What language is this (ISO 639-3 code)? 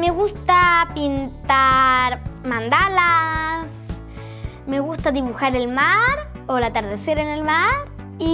spa